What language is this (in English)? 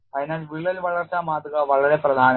Malayalam